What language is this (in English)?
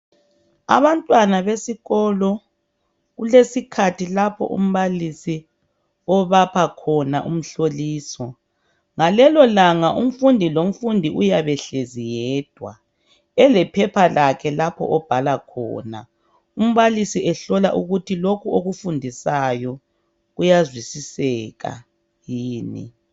North Ndebele